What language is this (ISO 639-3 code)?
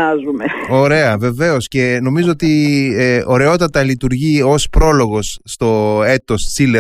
ell